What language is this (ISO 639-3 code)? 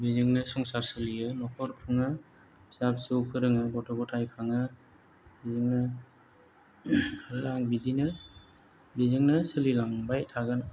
brx